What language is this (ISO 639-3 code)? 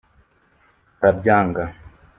kin